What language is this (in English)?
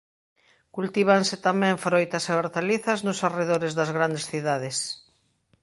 Galician